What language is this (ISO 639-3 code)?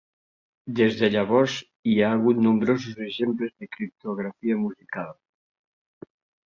cat